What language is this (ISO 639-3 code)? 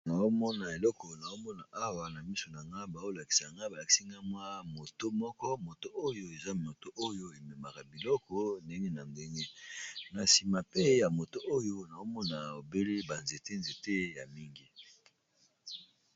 lin